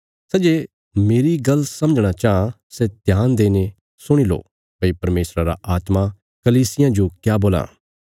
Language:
Bilaspuri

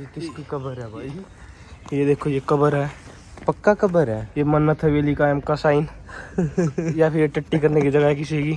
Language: Hindi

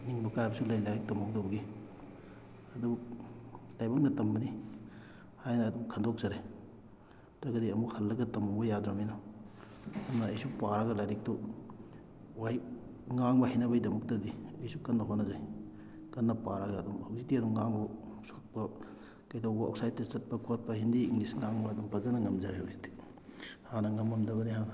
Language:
Manipuri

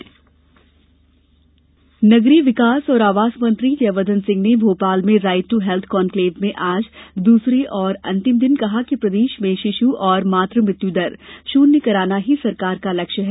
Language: Hindi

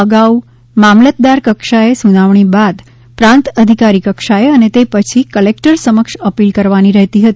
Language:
Gujarati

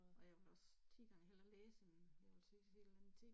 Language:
Danish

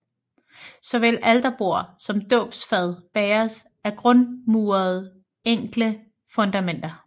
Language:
Danish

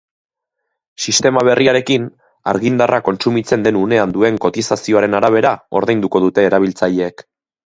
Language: Basque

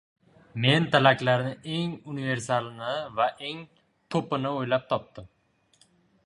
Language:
Uzbek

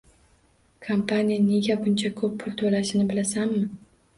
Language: Uzbek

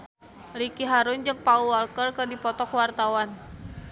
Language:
Sundanese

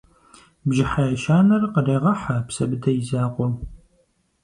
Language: Kabardian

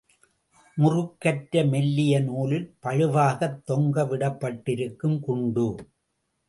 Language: Tamil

